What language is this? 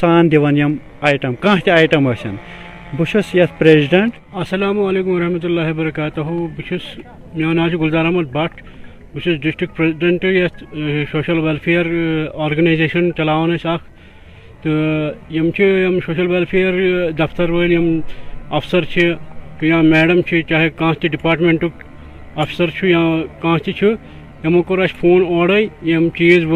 Urdu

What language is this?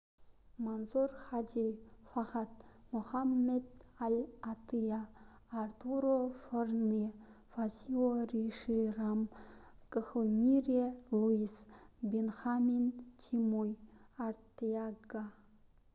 Kazakh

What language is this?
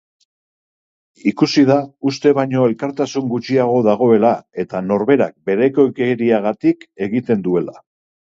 Basque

